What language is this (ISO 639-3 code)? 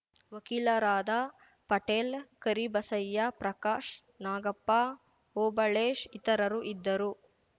kan